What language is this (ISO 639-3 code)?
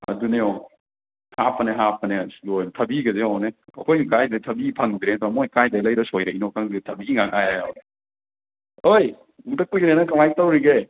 mni